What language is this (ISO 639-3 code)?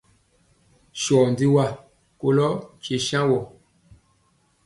mcx